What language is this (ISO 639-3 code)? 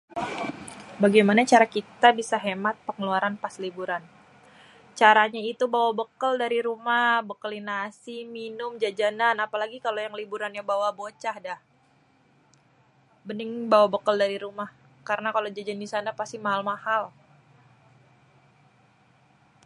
bew